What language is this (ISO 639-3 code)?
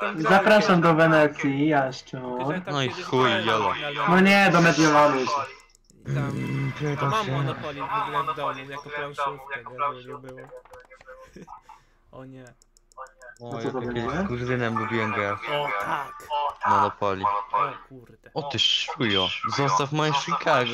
pol